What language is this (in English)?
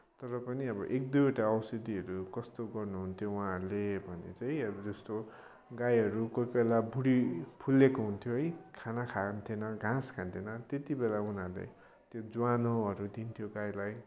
Nepali